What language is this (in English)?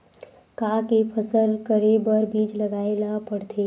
Chhattisgarhi